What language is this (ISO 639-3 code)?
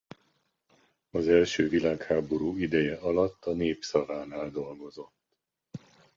hun